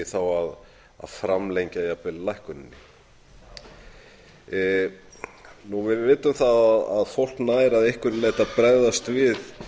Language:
Icelandic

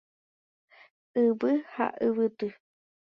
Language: Guarani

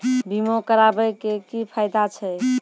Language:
Maithili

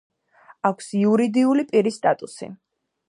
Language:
Georgian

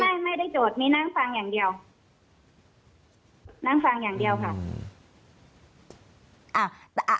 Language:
Thai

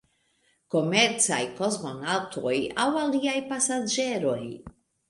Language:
Esperanto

